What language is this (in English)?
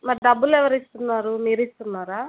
Telugu